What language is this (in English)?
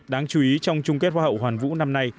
Vietnamese